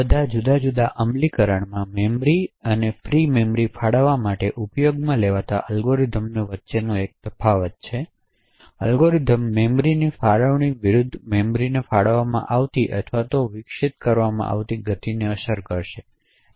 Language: Gujarati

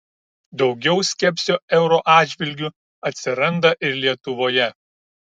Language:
Lithuanian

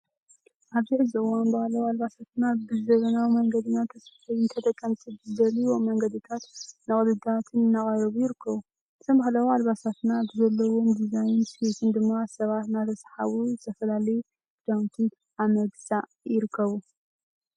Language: Tigrinya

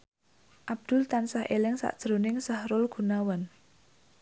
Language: Javanese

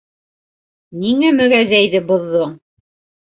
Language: Bashkir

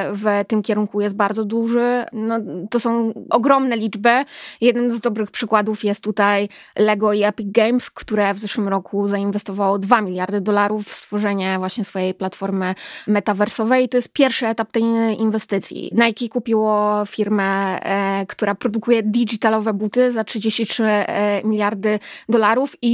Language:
Polish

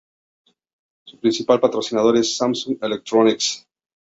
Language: Spanish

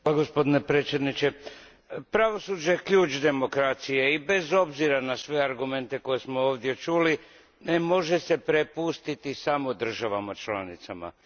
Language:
Croatian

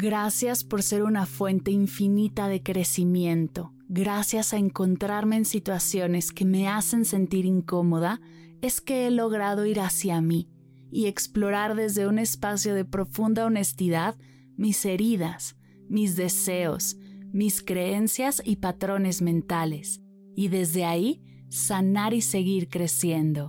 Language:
Spanish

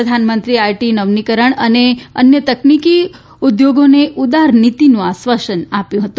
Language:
Gujarati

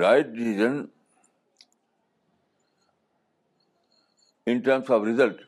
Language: Urdu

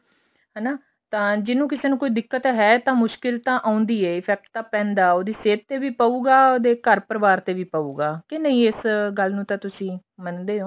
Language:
Punjabi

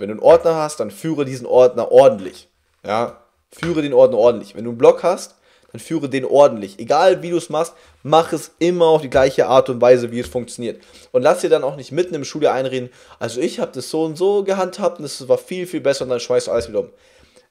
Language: German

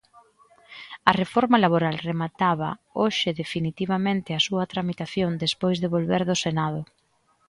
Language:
Galician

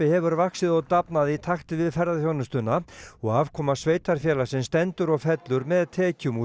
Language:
Icelandic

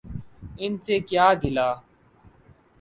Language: Urdu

